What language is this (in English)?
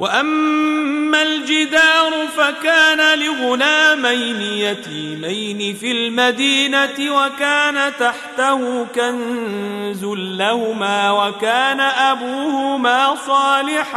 Arabic